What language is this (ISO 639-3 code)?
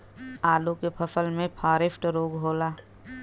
bho